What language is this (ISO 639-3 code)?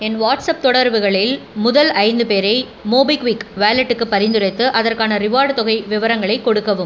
tam